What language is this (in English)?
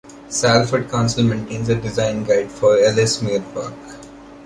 English